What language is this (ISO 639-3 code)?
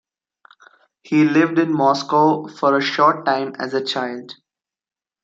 eng